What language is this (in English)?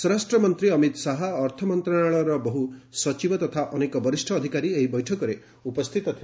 Odia